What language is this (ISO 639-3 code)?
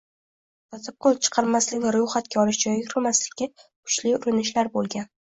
uzb